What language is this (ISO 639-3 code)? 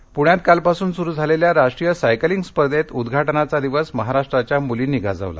mar